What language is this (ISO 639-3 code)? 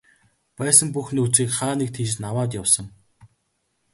mon